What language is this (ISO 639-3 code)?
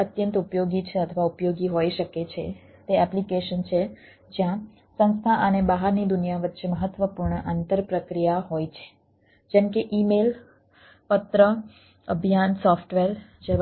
guj